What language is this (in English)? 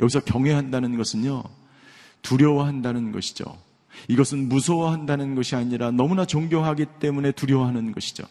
Korean